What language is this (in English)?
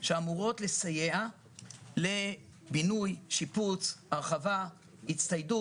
Hebrew